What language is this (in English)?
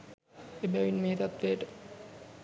Sinhala